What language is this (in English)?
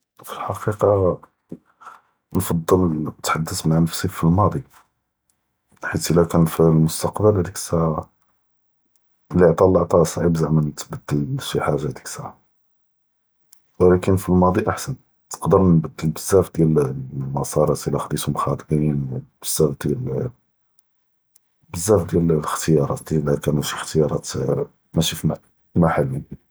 Judeo-Arabic